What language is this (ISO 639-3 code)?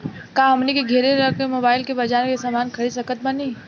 bho